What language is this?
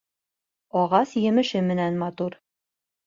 Bashkir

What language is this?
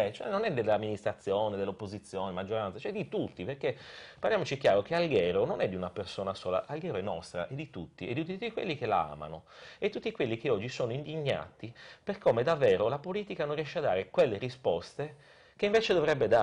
Italian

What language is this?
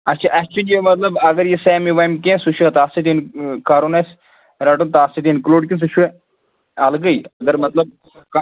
Kashmiri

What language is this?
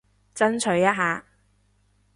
Cantonese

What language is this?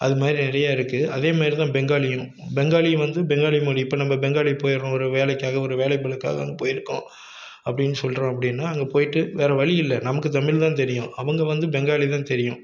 Tamil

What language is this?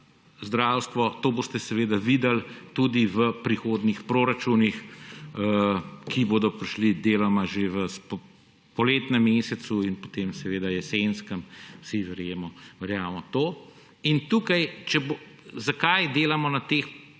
Slovenian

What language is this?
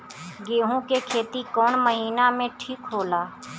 Bhojpuri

